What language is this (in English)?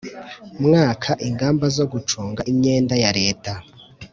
Kinyarwanda